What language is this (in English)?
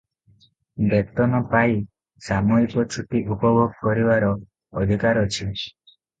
Odia